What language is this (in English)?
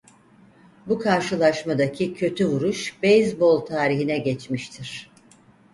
Turkish